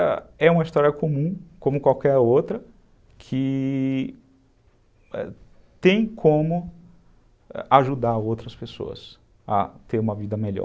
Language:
Portuguese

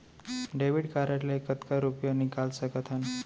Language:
Chhattisgarhi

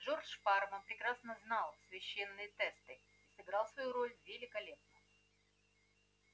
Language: Russian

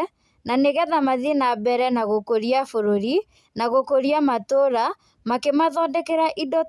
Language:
Kikuyu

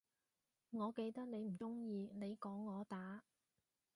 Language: Cantonese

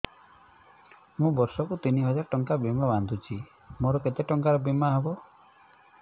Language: Odia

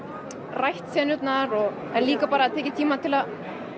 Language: Icelandic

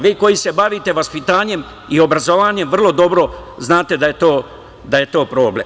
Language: Serbian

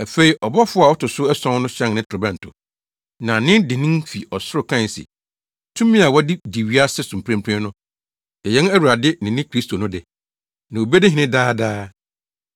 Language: Akan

